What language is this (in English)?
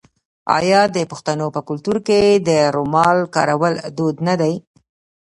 Pashto